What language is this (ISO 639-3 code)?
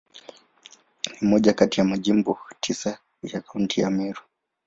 swa